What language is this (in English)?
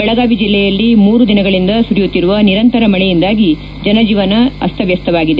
Kannada